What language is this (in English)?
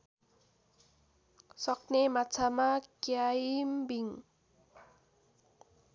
Nepali